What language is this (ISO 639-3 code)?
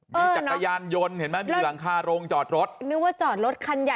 tha